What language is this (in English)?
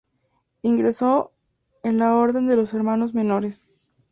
Spanish